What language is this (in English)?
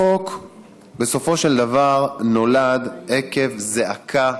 Hebrew